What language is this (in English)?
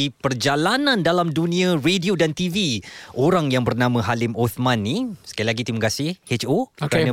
Malay